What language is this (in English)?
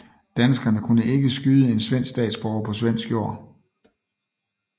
Danish